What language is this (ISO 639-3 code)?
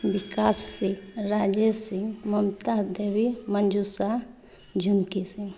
mai